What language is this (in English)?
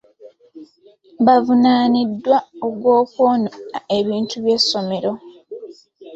Ganda